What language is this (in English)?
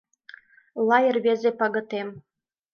Mari